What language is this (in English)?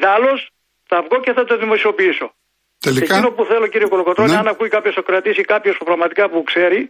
Greek